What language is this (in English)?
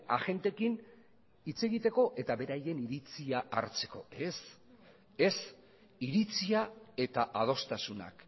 Basque